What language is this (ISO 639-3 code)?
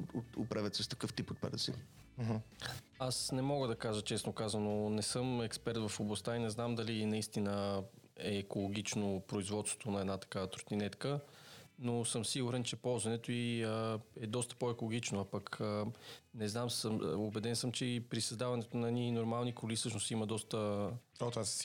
bul